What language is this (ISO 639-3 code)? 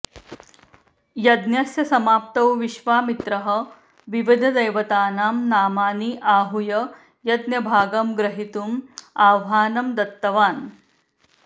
san